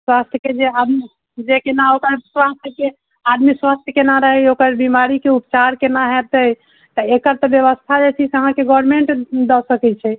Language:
Maithili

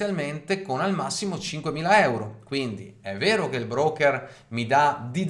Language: Italian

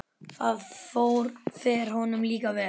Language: Icelandic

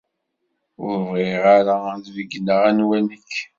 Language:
Kabyle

